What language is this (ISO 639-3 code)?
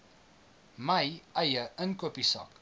afr